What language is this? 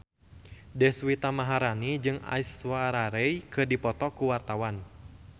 Sundanese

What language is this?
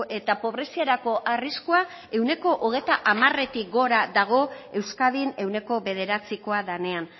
Basque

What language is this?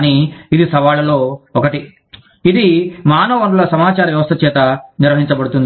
Telugu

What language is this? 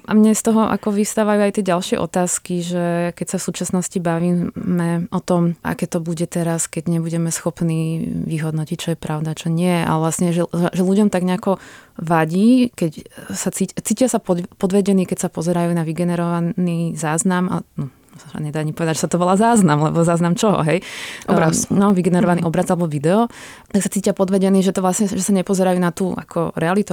Czech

